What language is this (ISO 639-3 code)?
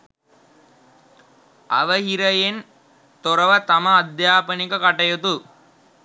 sin